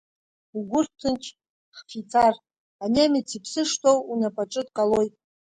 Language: Abkhazian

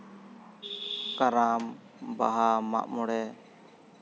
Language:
Santali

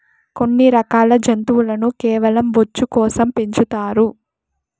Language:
Telugu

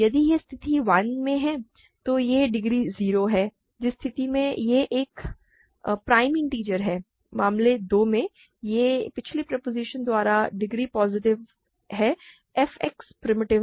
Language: Hindi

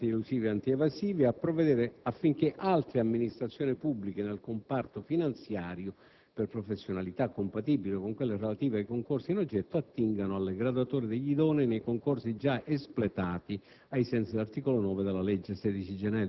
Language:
Italian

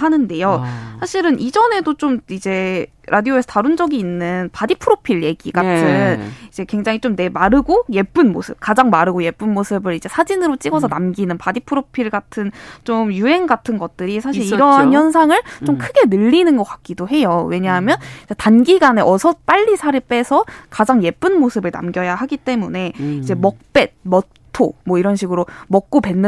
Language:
Korean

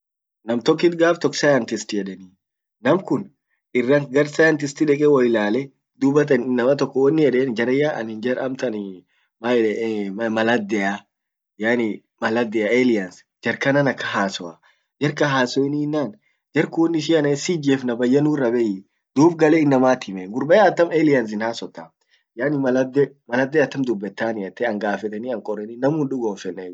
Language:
Orma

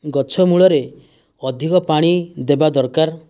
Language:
Odia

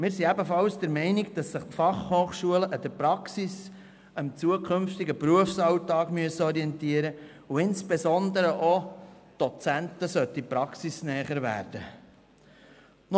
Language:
Swiss German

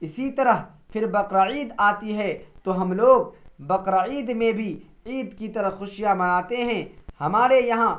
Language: Urdu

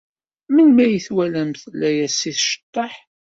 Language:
Kabyle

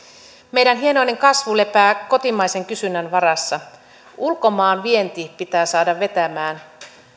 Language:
Finnish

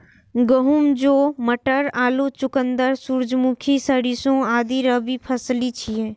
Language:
Maithili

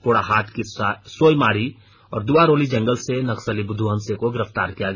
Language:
Hindi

